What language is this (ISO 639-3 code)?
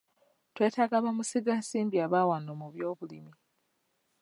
lug